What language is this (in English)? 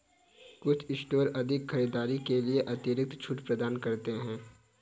Hindi